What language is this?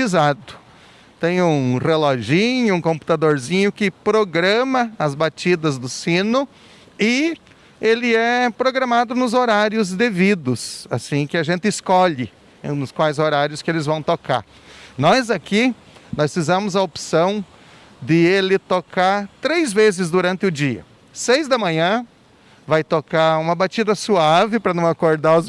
Portuguese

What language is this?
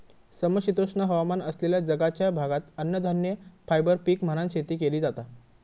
Marathi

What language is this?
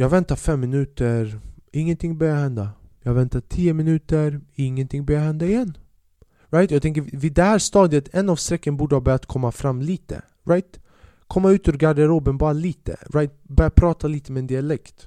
Swedish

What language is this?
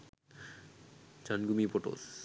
Sinhala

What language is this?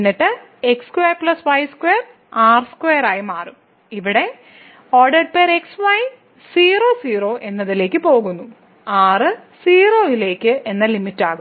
Malayalam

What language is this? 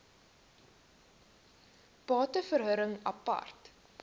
Afrikaans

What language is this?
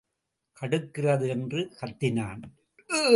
Tamil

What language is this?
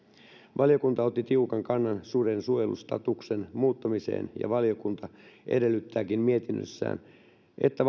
Finnish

